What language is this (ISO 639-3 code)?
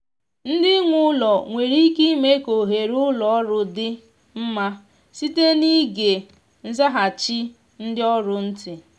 ibo